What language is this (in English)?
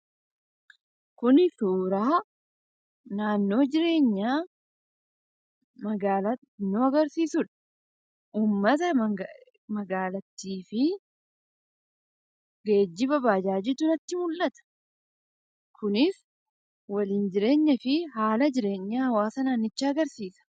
Oromo